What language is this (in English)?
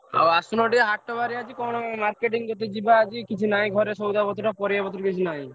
Odia